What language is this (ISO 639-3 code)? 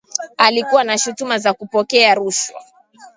swa